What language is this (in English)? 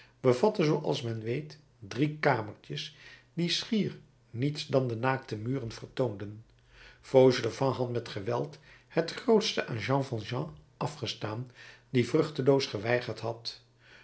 Dutch